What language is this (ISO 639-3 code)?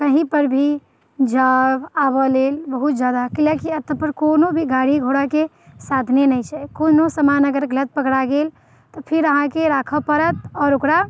mai